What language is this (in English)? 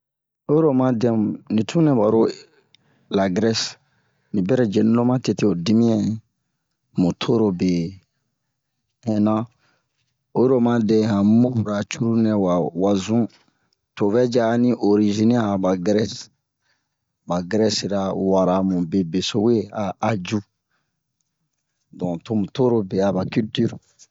Bomu